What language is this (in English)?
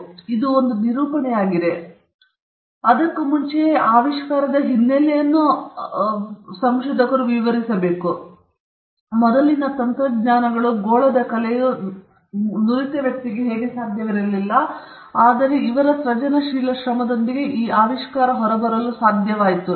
Kannada